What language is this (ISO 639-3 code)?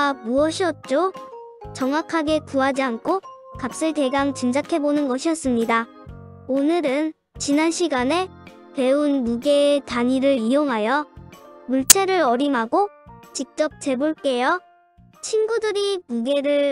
kor